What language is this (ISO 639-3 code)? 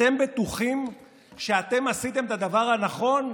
heb